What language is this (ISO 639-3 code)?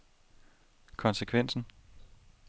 dan